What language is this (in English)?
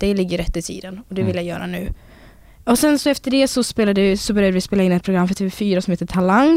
Swedish